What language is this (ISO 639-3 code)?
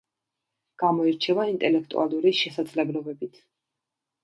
kat